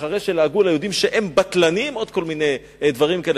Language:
Hebrew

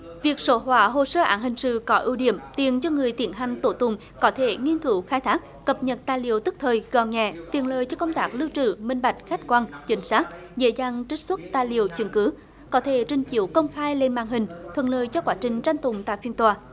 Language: Vietnamese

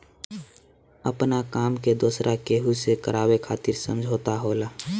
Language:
Bhojpuri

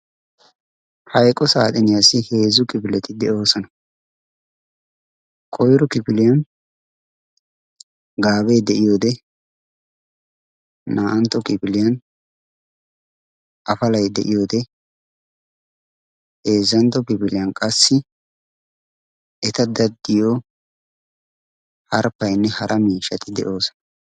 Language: Wolaytta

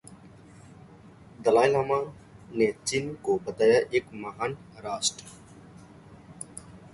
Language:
Hindi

